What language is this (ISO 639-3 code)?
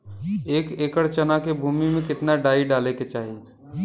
bho